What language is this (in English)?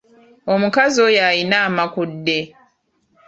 Ganda